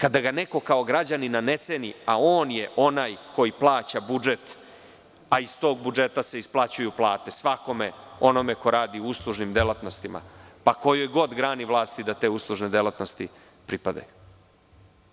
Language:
Serbian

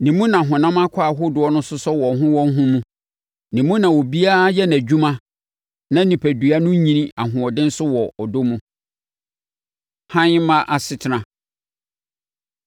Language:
Akan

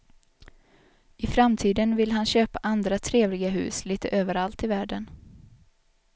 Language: Swedish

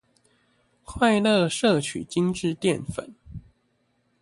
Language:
Chinese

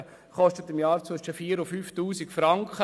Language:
Swiss German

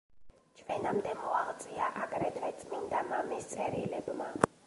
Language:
Georgian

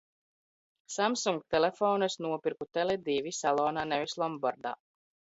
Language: Latvian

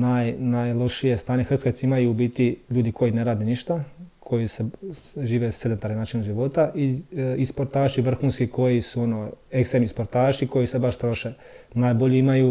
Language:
Croatian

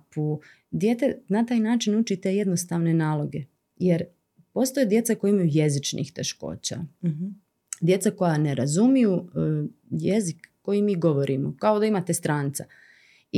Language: Croatian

